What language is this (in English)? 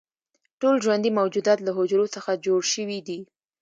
Pashto